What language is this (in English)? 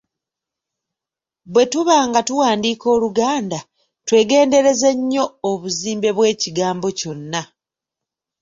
Ganda